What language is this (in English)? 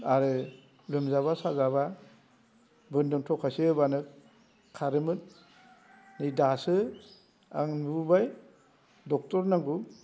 Bodo